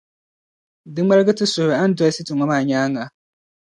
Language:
Dagbani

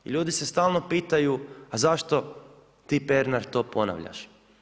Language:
Croatian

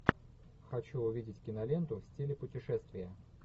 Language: Russian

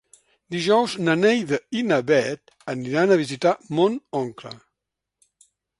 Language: Catalan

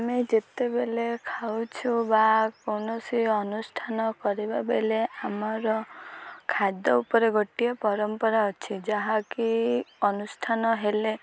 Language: Odia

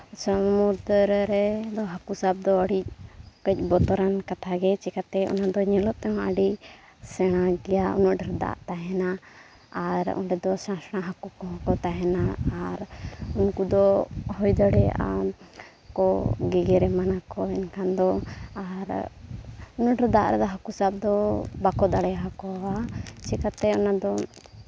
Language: Santali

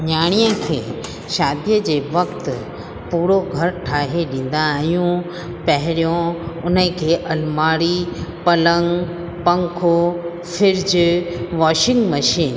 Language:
Sindhi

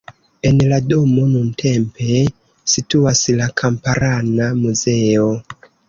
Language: Esperanto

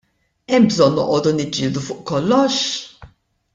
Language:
Maltese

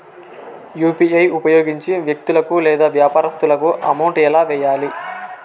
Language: Telugu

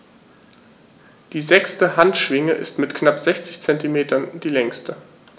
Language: German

